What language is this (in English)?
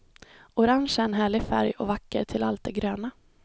Swedish